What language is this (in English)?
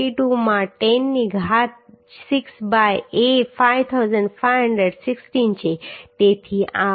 Gujarati